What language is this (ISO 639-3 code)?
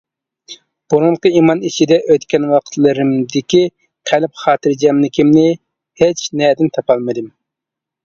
uig